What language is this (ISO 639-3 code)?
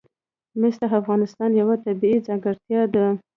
pus